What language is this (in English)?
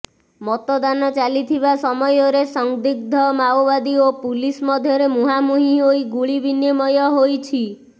Odia